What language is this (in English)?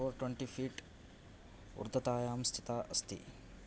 Sanskrit